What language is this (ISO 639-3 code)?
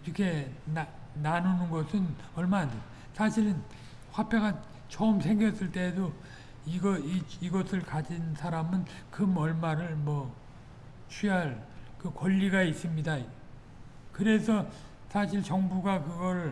kor